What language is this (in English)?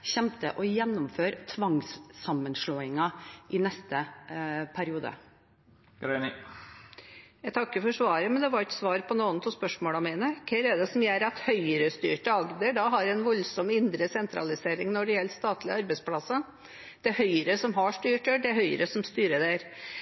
Norwegian Bokmål